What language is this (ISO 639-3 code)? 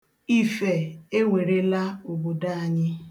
ibo